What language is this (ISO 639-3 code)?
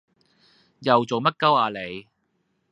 yue